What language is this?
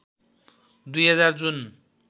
Nepali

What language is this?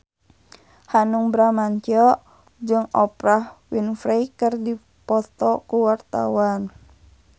Sundanese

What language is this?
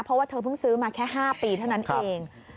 Thai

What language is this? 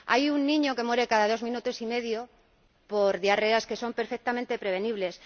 Spanish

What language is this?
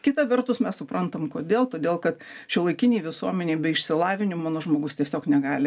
Lithuanian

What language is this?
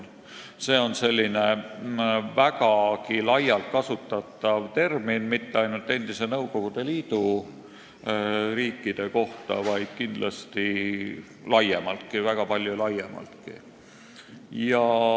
Estonian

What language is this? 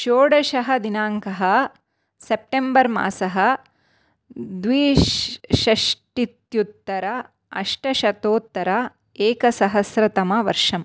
Sanskrit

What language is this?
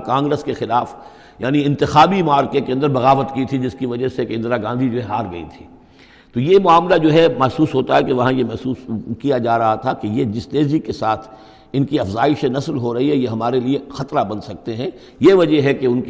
Urdu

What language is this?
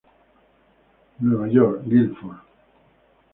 Spanish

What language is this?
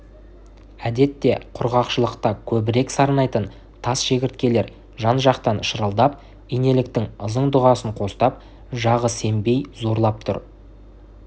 Kazakh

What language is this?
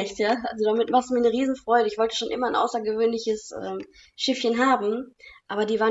German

